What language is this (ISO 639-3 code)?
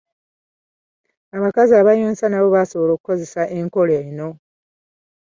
lug